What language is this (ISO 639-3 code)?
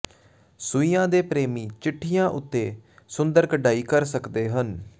pan